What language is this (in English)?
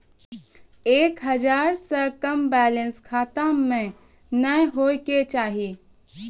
Maithili